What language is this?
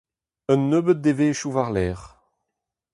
Breton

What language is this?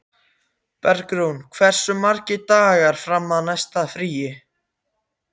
Icelandic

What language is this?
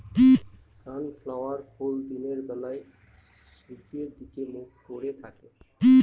Bangla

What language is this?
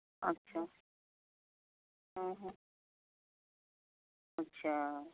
Santali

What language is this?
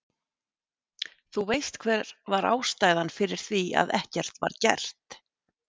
Icelandic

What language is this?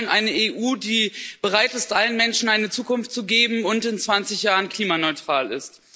German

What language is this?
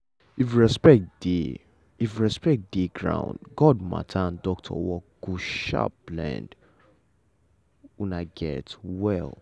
Nigerian Pidgin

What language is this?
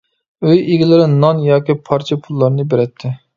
Uyghur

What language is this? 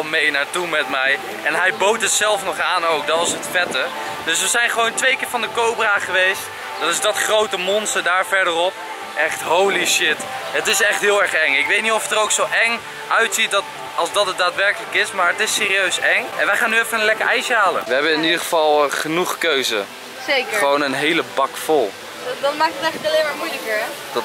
Dutch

